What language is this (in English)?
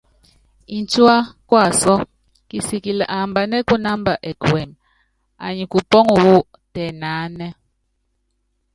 Yangben